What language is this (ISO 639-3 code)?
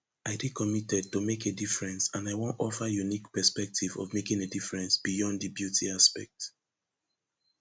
pcm